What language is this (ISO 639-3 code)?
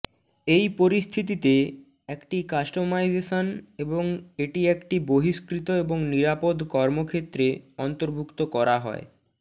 ben